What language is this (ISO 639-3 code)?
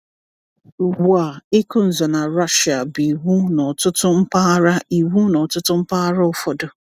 ibo